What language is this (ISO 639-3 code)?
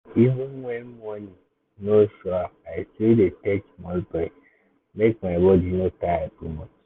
pcm